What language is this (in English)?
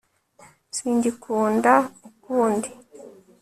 Kinyarwanda